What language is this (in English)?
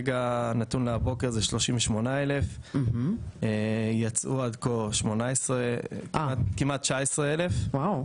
Hebrew